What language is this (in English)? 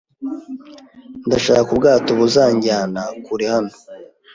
Kinyarwanda